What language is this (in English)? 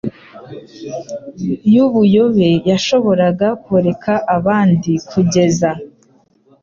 Kinyarwanda